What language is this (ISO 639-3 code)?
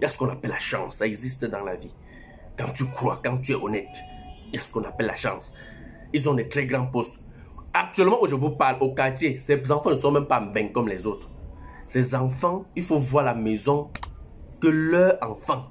fra